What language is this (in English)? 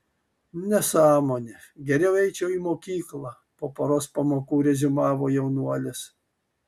Lithuanian